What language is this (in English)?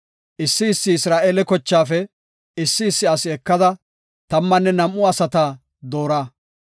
Gofa